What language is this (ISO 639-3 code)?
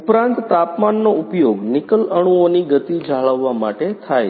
guj